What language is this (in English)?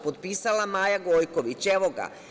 Serbian